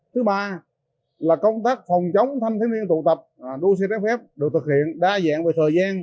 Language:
Vietnamese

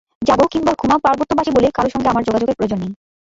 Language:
Bangla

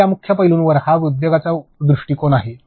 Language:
Marathi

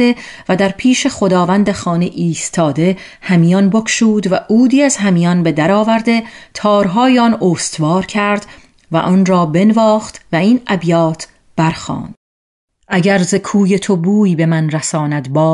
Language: Persian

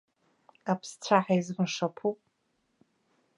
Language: Abkhazian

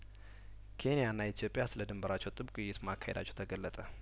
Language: Amharic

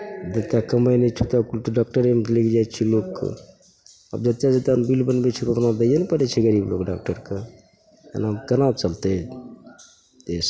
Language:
Maithili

